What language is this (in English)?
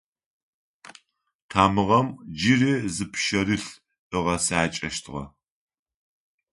Adyghe